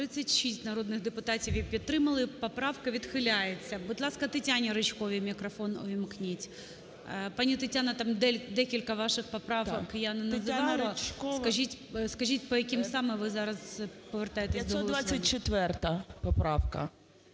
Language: Ukrainian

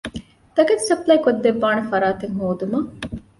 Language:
Divehi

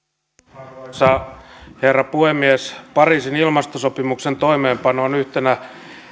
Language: Finnish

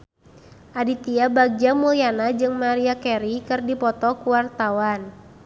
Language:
Sundanese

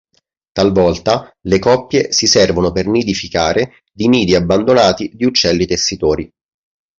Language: Italian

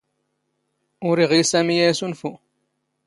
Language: Standard Moroccan Tamazight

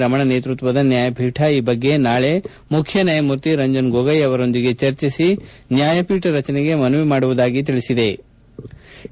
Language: Kannada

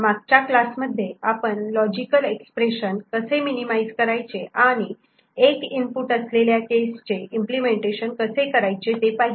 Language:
Marathi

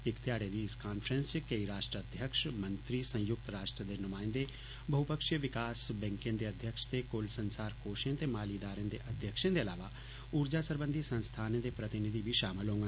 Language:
Dogri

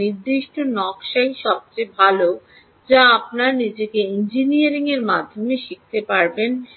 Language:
Bangla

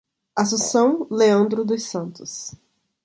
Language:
Portuguese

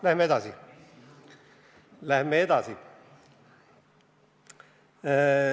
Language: Estonian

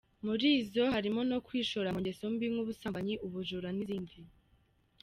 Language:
Kinyarwanda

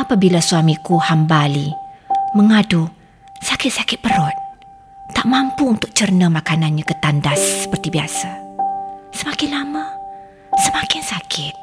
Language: Malay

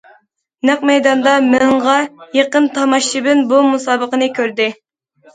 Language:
Uyghur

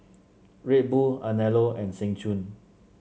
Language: English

